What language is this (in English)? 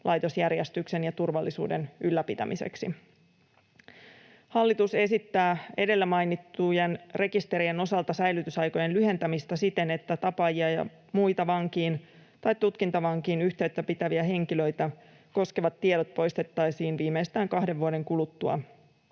Finnish